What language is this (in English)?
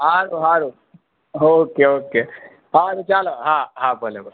Gujarati